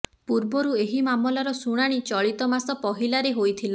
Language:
Odia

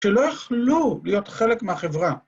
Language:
Hebrew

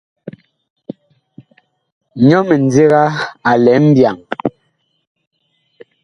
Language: Bakoko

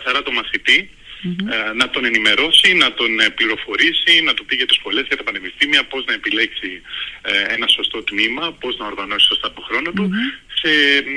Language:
Greek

